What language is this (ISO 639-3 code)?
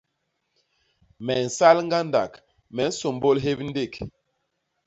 bas